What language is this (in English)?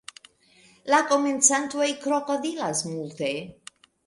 Esperanto